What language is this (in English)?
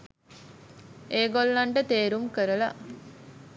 Sinhala